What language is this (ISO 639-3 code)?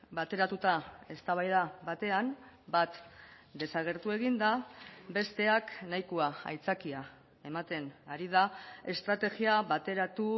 eus